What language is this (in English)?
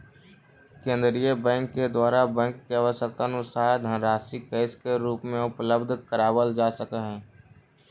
Magahi